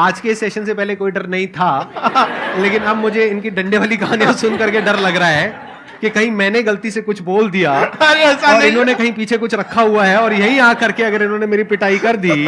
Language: Hindi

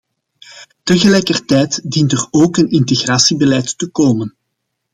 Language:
Dutch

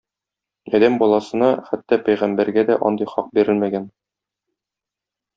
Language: Tatar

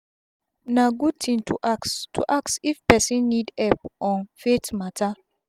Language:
Nigerian Pidgin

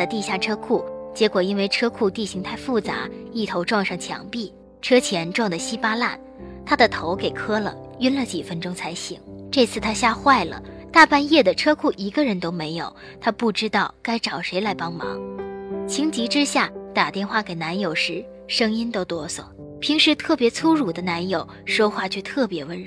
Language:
Chinese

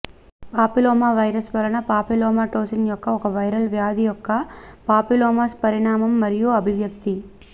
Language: Telugu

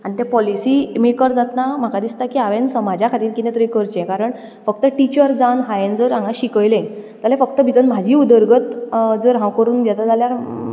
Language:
Konkani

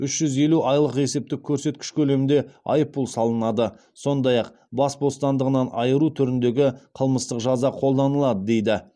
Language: Kazakh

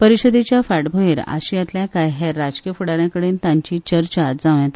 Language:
Konkani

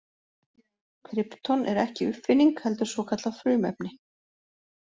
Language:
Icelandic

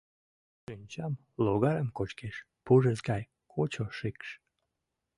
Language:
Mari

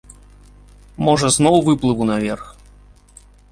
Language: Belarusian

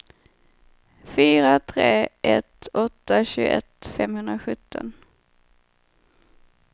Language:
Swedish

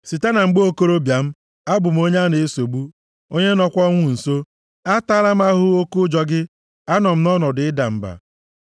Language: Igbo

